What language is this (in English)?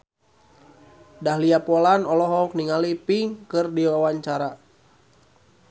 Sundanese